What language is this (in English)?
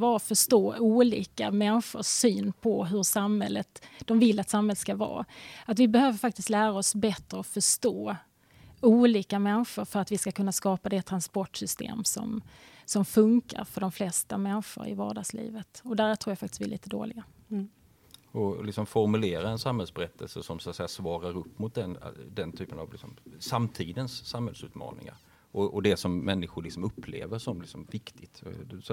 Swedish